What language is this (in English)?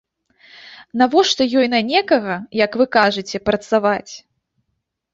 Belarusian